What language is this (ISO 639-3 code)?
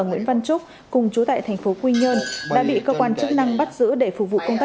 vie